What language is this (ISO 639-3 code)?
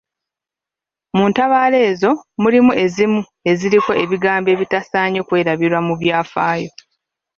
lug